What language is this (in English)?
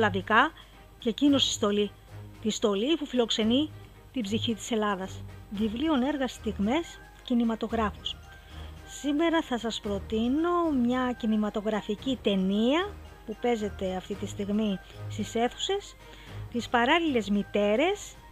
Greek